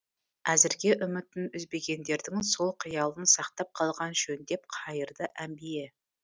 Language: Kazakh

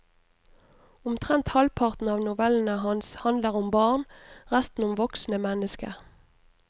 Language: Norwegian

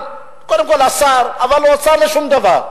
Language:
Hebrew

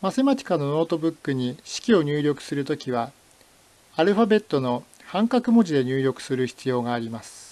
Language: Japanese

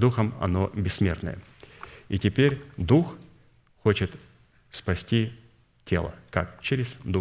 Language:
Russian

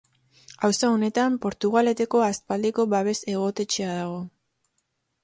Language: Basque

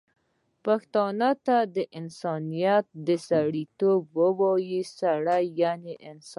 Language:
Pashto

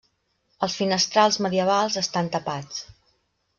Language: Catalan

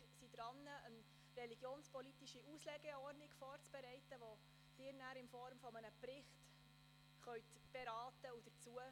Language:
Swiss German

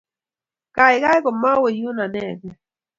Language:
Kalenjin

